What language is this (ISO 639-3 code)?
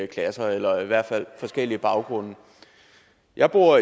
dan